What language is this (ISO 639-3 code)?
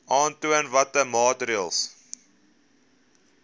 afr